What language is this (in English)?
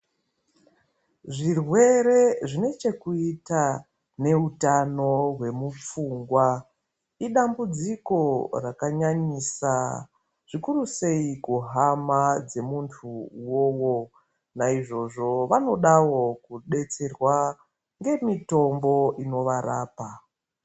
Ndau